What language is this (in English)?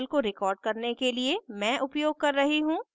Hindi